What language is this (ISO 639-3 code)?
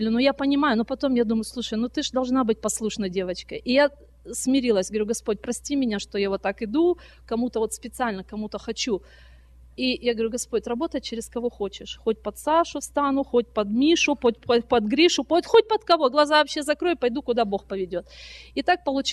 rus